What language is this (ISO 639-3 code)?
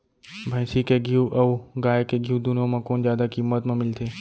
hne